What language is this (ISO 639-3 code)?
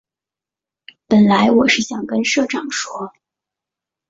zho